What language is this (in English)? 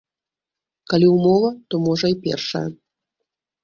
Belarusian